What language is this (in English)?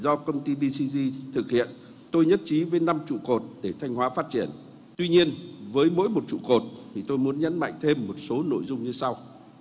Vietnamese